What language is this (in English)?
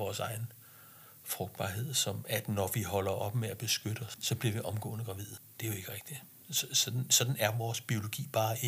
Danish